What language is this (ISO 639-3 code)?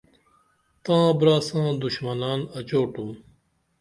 dml